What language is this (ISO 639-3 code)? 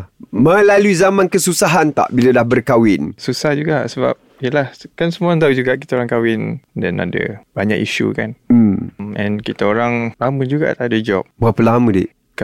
msa